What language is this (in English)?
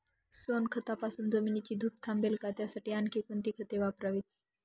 Marathi